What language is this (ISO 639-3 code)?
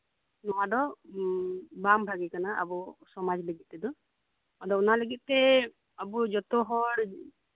sat